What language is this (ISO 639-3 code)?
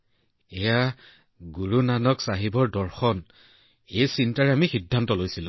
asm